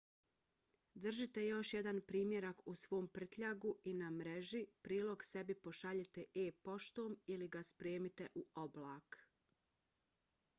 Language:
Bosnian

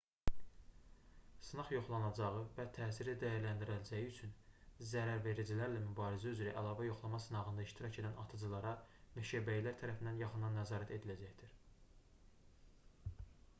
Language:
Azerbaijani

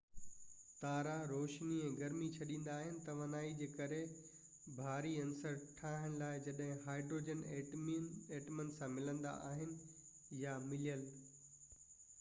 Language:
Sindhi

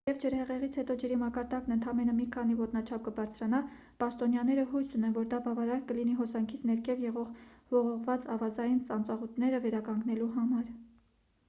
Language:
Armenian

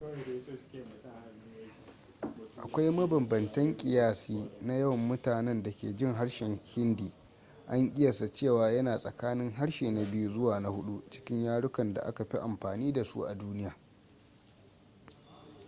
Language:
Hausa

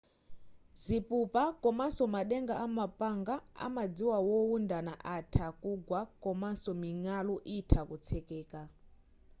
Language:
Nyanja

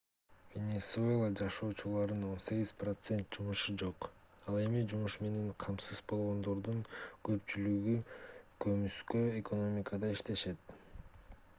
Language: Kyrgyz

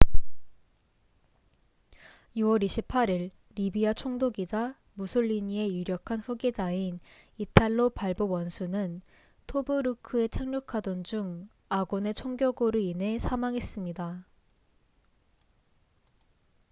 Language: Korean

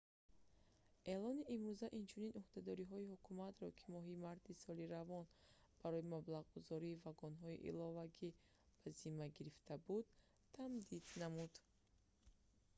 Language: Tajik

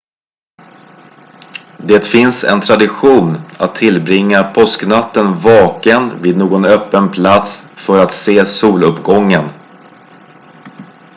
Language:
Swedish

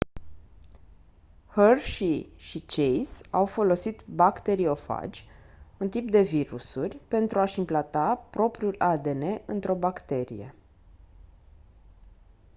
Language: Romanian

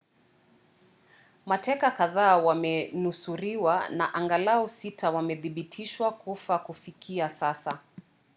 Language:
Swahili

